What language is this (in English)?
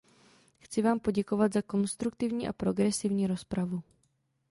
Czech